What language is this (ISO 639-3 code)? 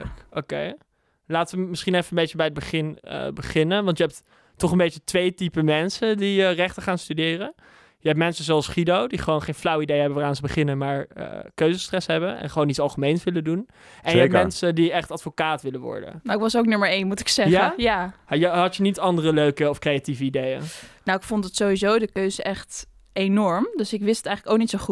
nld